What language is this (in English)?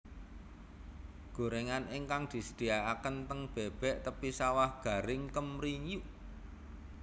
Javanese